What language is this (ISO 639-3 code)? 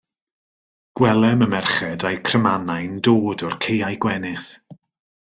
cym